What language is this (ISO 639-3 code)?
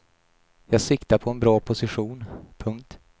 swe